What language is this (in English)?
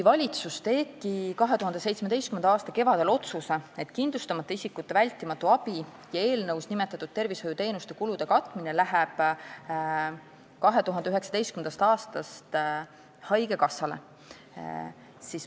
Estonian